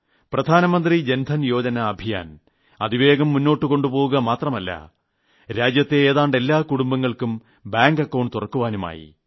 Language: Malayalam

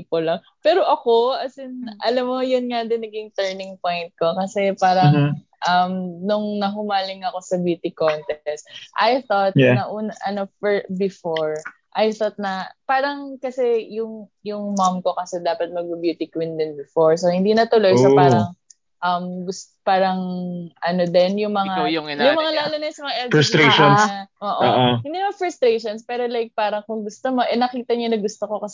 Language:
Filipino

